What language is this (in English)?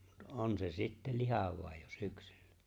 Finnish